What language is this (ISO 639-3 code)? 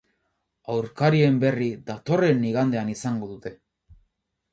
eus